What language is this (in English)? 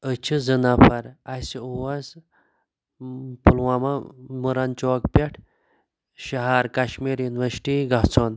Kashmiri